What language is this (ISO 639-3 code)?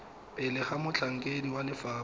tsn